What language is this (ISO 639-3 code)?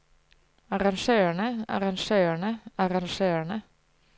nor